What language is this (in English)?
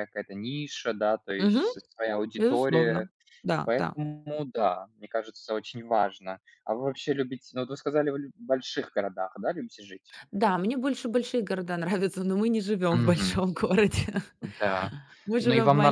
Russian